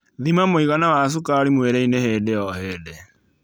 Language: Kikuyu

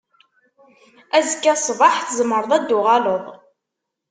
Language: Kabyle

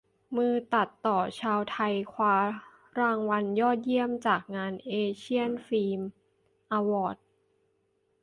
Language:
Thai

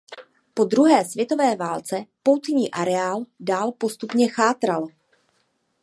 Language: Czech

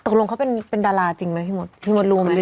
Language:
Thai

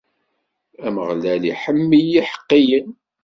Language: Kabyle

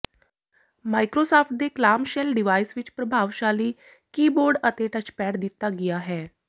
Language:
Punjabi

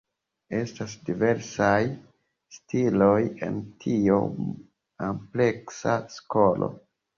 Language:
Esperanto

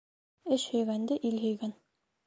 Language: Bashkir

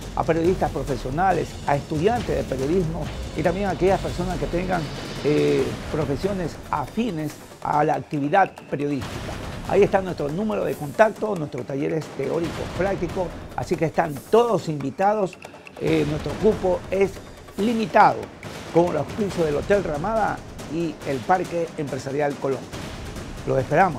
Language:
Spanish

